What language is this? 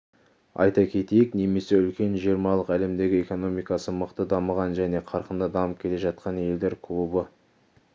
Kazakh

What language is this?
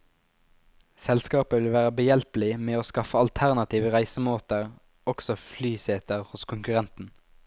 Norwegian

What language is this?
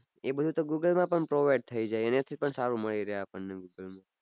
Gujarati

